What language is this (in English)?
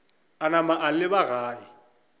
Northern Sotho